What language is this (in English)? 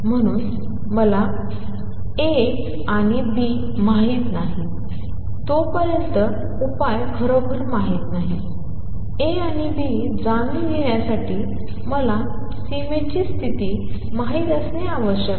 Marathi